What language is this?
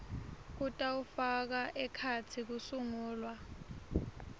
Swati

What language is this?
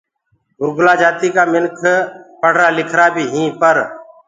Gurgula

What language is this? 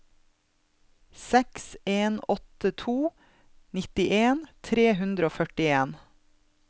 Norwegian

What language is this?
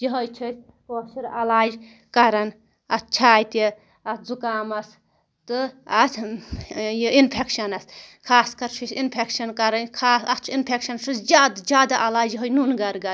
Kashmiri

